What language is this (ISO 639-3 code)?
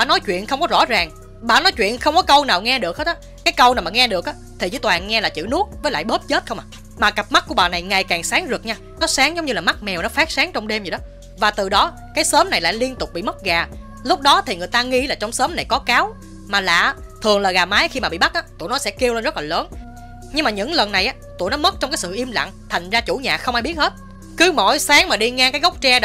vie